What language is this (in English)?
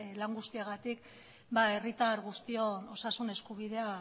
Basque